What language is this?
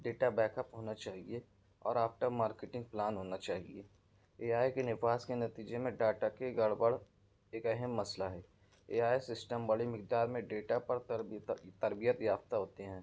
Urdu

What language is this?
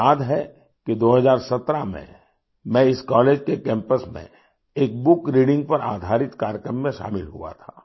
Hindi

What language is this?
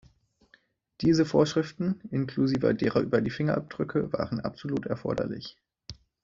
German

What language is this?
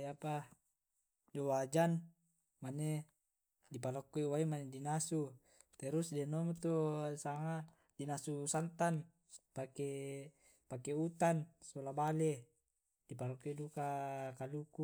Tae'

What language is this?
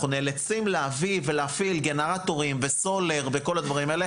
Hebrew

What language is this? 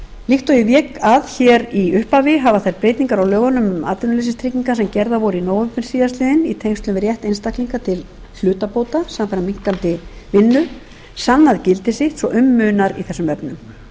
Icelandic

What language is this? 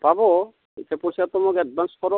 Assamese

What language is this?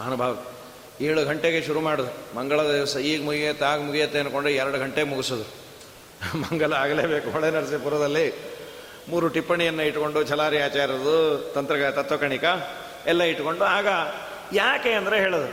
Kannada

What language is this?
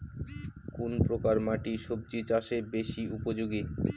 Bangla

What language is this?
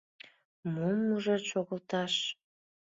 Mari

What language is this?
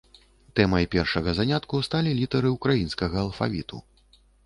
Belarusian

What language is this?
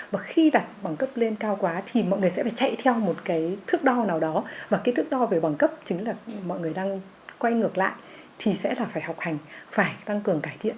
Vietnamese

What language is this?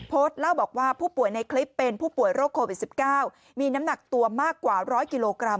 Thai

